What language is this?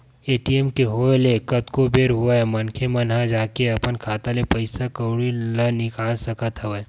Chhattisgarhi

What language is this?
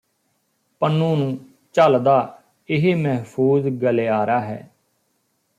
Punjabi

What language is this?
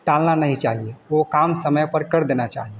Hindi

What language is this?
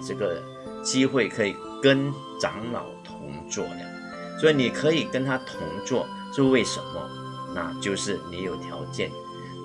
Chinese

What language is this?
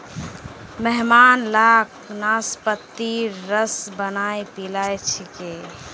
Magahi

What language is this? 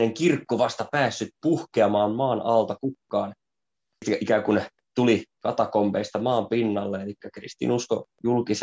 Finnish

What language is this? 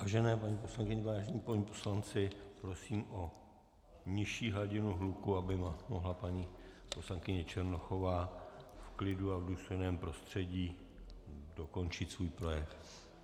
Czech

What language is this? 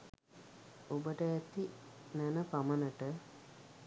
Sinhala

